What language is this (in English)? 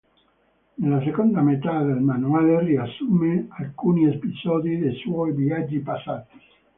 Italian